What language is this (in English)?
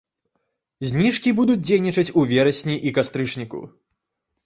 Belarusian